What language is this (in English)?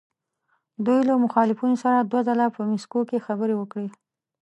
Pashto